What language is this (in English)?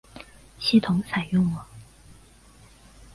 Chinese